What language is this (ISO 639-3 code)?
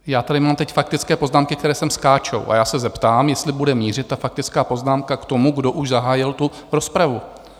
ces